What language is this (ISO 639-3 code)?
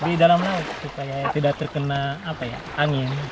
ind